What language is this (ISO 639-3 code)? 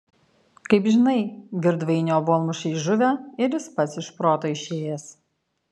lit